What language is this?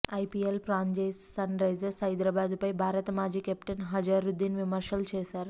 Telugu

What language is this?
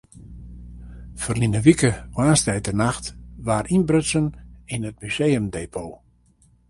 Western Frisian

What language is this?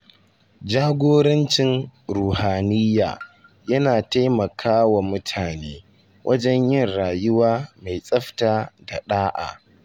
Hausa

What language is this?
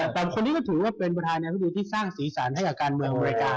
Thai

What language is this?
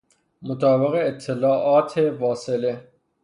Persian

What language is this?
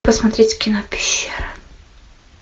Russian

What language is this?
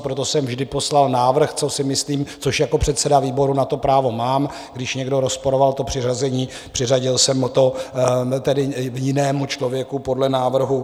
Czech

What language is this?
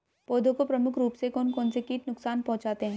Hindi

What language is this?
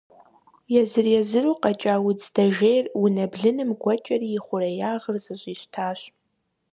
Kabardian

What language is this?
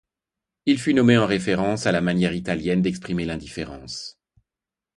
French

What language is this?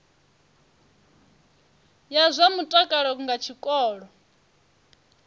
Venda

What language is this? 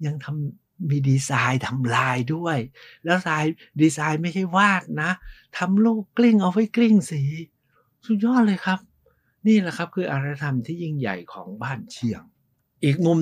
Thai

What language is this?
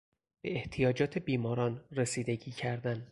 Persian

